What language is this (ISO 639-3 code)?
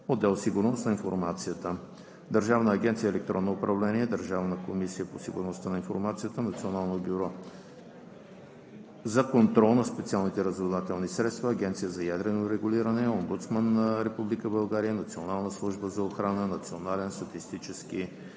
bul